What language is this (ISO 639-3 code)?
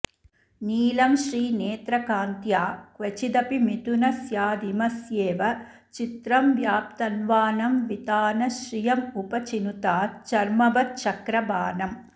san